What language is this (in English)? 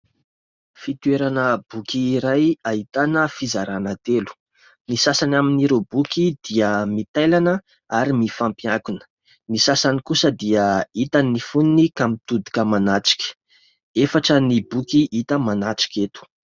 Malagasy